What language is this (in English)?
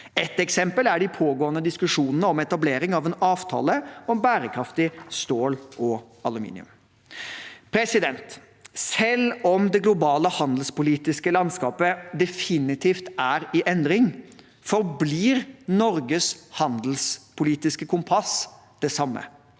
Norwegian